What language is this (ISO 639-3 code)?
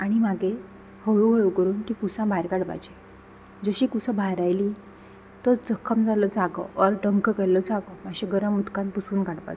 kok